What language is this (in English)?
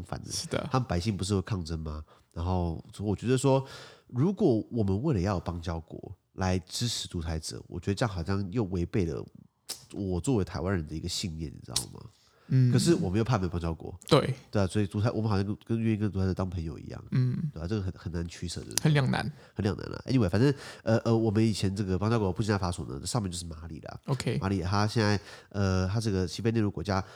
Chinese